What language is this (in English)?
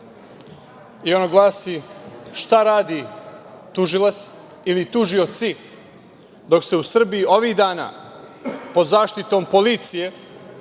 Serbian